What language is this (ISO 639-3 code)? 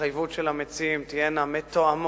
heb